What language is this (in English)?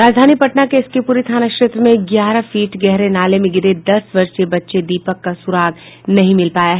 Hindi